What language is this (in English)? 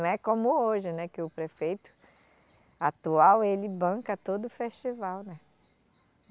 Portuguese